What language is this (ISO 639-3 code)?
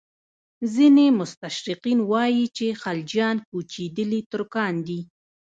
pus